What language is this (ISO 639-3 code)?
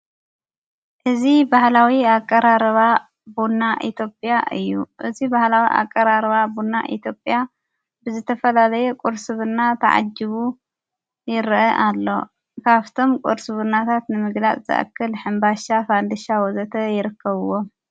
tir